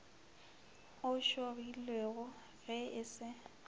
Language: Northern Sotho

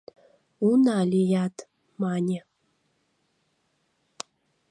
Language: Mari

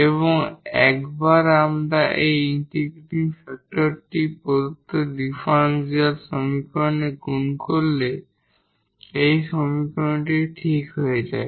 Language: Bangla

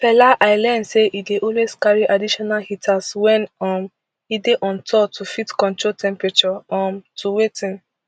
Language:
Nigerian Pidgin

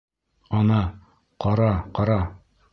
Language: Bashkir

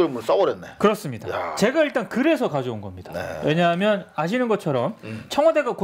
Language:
Korean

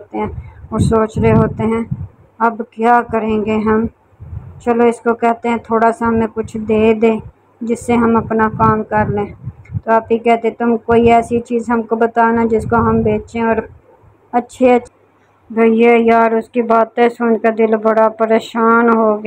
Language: Hindi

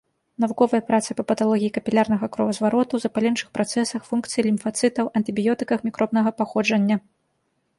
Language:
Belarusian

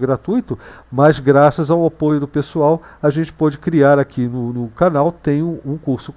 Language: Portuguese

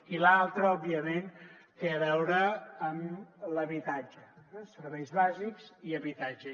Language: Catalan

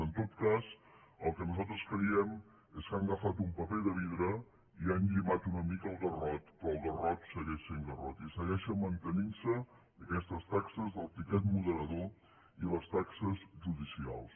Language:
Catalan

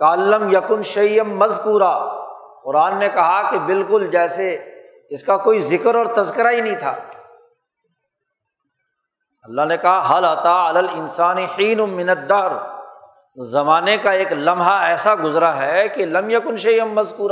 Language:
Urdu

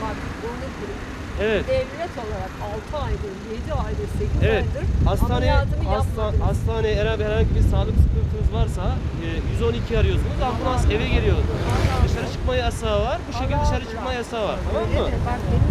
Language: Turkish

